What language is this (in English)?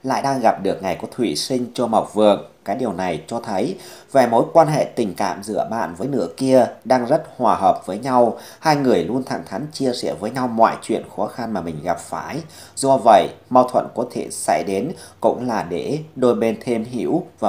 Vietnamese